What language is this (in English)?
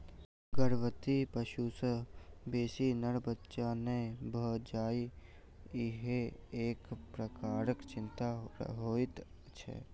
Maithili